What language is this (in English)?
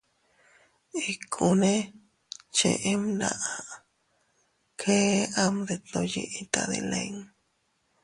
Teutila Cuicatec